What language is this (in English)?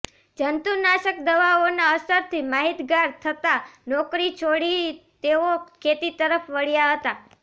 Gujarati